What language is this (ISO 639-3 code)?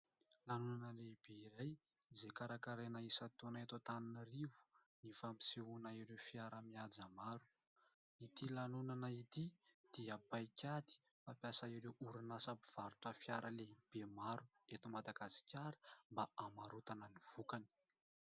mlg